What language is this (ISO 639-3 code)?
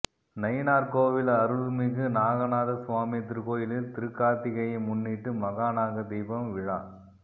tam